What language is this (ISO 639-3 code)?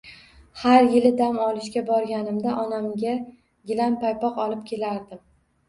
uzb